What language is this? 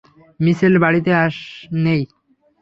Bangla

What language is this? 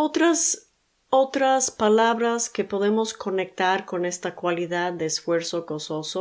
Spanish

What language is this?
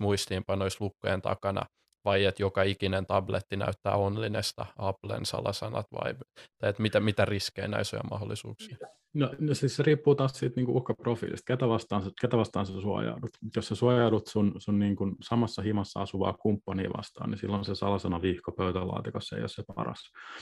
Finnish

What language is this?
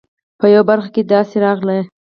Pashto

